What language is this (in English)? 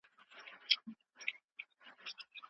Pashto